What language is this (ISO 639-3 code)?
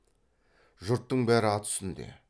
kaz